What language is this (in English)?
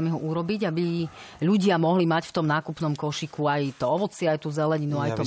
Slovak